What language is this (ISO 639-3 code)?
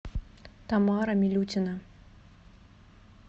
rus